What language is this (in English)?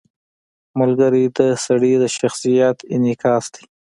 Pashto